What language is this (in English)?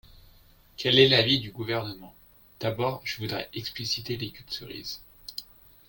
French